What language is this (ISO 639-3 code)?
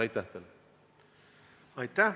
est